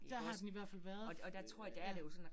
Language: Danish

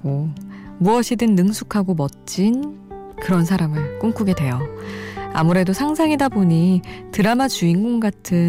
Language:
Korean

